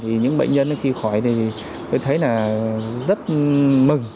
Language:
Vietnamese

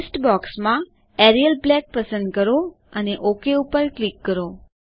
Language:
Gujarati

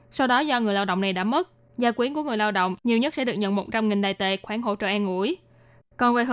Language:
Vietnamese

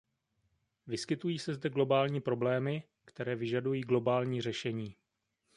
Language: Czech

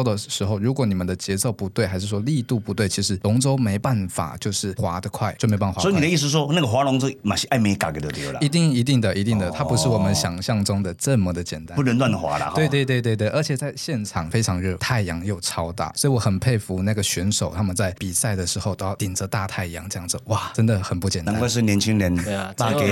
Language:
Chinese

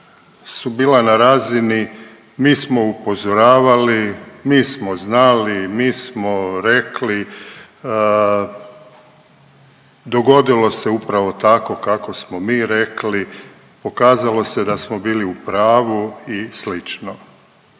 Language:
Croatian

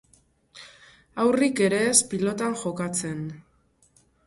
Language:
Basque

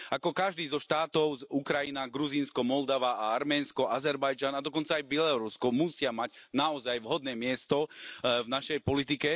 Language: Slovak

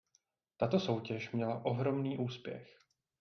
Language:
Czech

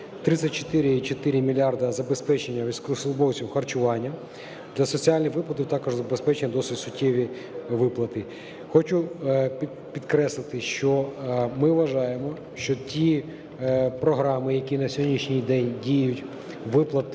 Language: Ukrainian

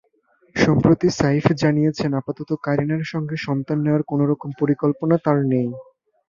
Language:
Bangla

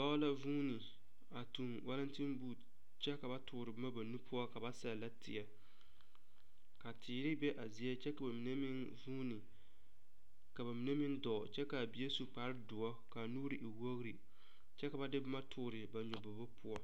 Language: Southern Dagaare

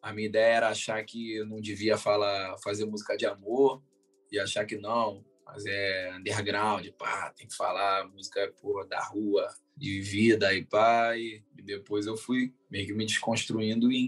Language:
Portuguese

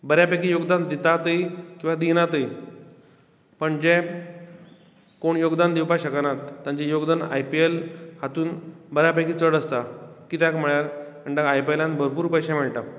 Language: Konkani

